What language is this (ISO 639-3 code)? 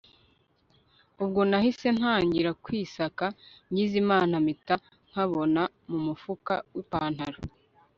kin